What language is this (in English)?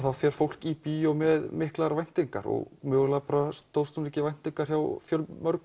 Icelandic